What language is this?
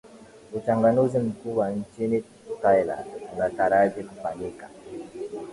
Swahili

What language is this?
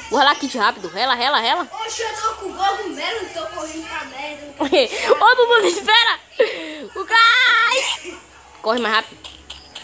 Portuguese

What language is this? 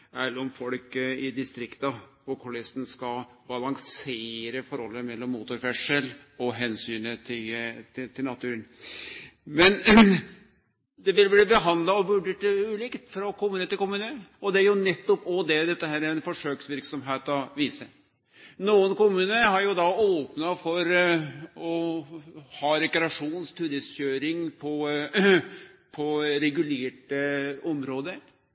Norwegian Nynorsk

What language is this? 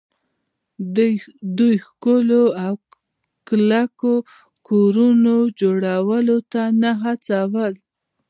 Pashto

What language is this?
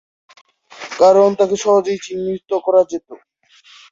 Bangla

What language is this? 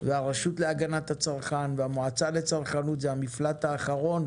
Hebrew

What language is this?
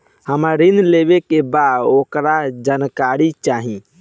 Bhojpuri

